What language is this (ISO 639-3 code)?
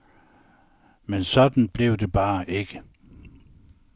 dan